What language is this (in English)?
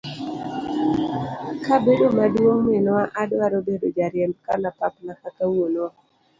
Luo (Kenya and Tanzania)